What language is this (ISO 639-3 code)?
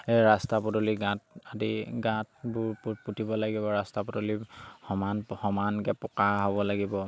asm